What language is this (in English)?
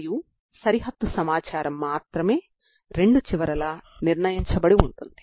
Telugu